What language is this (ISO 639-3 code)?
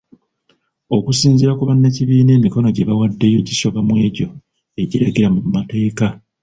lug